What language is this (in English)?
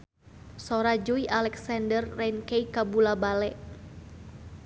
Sundanese